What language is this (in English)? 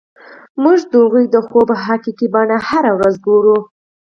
Pashto